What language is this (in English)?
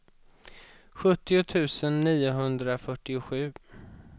Swedish